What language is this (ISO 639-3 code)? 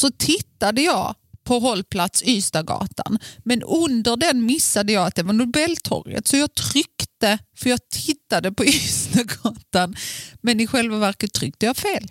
swe